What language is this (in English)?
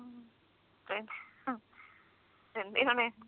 Punjabi